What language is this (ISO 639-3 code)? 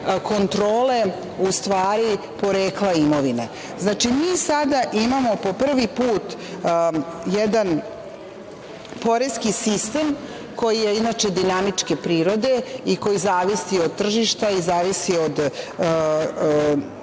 srp